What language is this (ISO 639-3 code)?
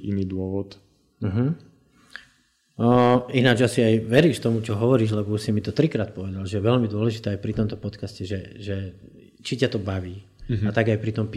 slk